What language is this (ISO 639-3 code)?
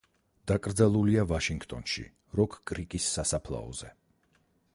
kat